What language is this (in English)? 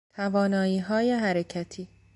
Persian